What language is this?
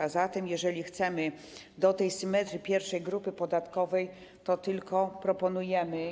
Polish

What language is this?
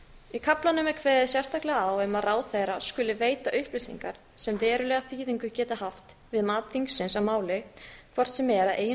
Icelandic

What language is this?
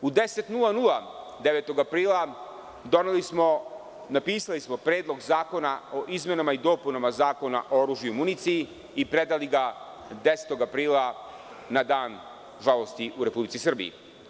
Serbian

